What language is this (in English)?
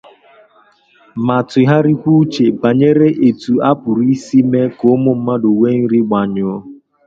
Igbo